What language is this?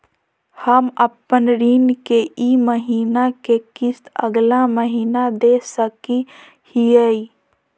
Magahi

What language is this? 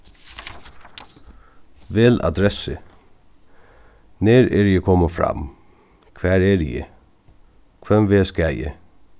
Faroese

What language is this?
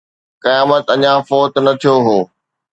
Sindhi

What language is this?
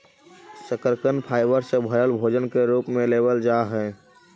Magahi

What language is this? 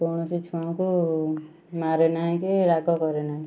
Odia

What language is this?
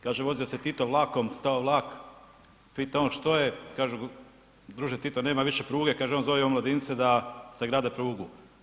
Croatian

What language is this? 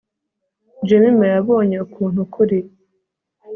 Kinyarwanda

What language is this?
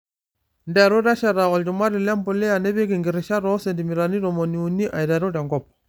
Masai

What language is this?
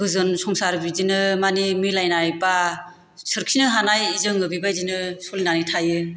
Bodo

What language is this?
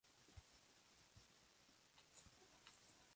Spanish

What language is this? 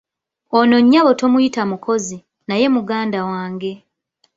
Ganda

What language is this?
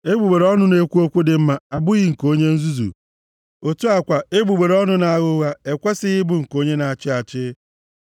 Igbo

